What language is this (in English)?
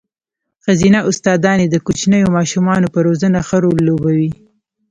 Pashto